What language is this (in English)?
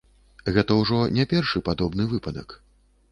Belarusian